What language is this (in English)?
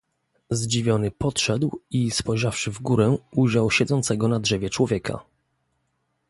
Polish